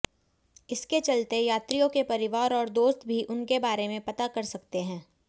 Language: Hindi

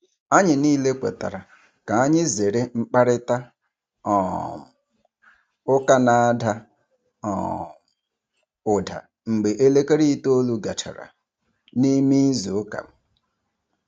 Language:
Igbo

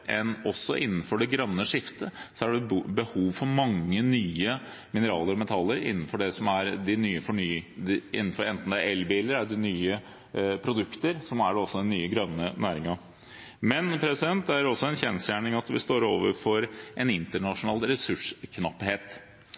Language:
Norwegian Bokmål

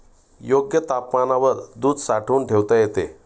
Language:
Marathi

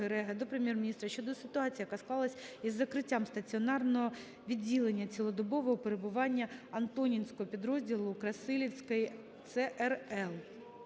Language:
Ukrainian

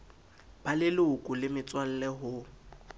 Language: Southern Sotho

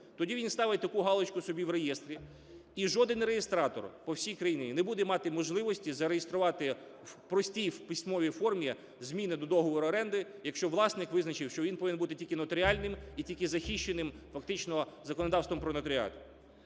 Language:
Ukrainian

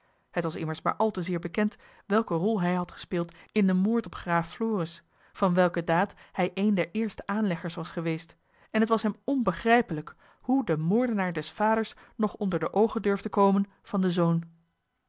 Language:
Dutch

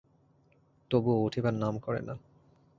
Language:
Bangla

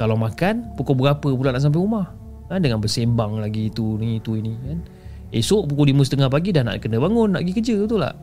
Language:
Malay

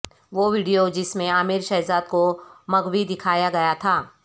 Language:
Urdu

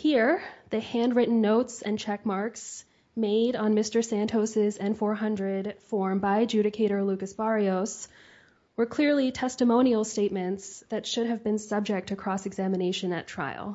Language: English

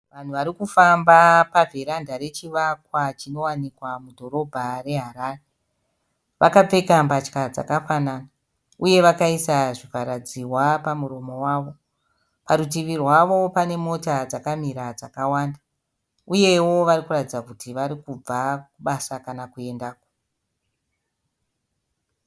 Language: Shona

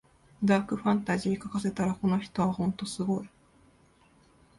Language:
Japanese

